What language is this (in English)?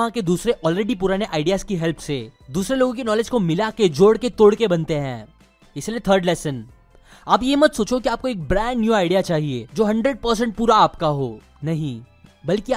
Hindi